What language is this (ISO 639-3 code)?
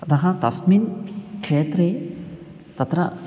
san